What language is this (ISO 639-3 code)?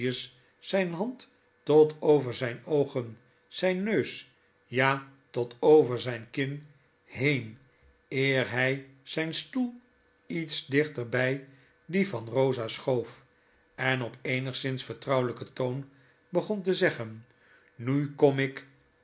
nld